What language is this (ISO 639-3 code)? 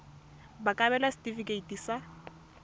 tsn